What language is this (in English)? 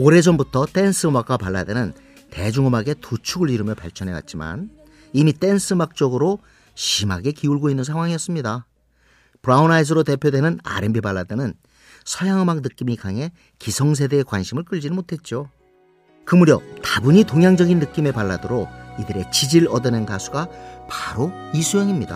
Korean